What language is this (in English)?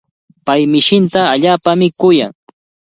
Cajatambo North Lima Quechua